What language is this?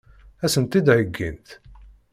Kabyle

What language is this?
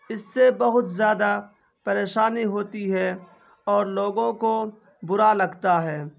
Urdu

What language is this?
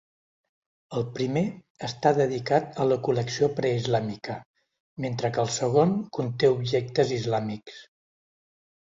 Catalan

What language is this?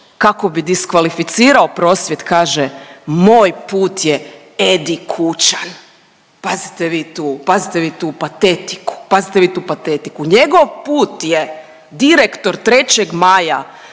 Croatian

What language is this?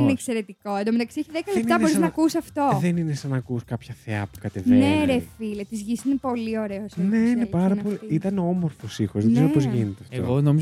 Greek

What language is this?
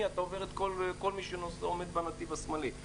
Hebrew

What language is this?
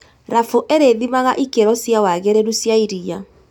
Kikuyu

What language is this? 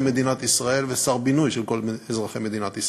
Hebrew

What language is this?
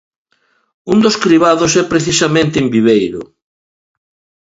Galician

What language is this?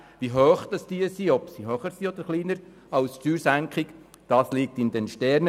Swiss German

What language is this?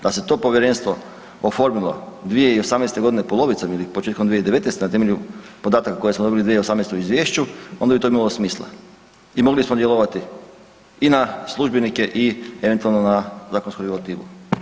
Croatian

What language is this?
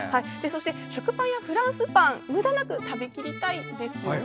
Japanese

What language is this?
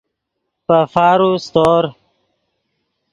Yidgha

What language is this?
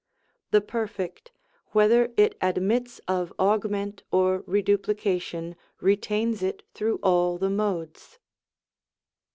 English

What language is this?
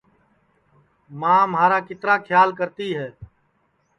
Sansi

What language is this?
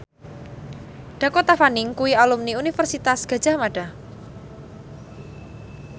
Javanese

